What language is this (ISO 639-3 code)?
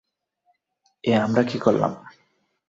ben